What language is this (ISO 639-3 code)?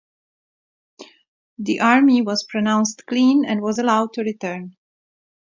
eng